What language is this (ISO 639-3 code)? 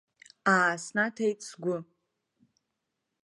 abk